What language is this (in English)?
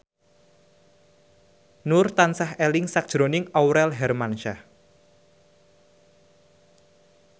Javanese